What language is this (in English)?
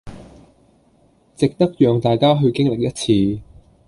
Cantonese